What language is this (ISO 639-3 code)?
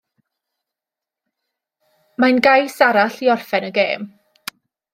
cym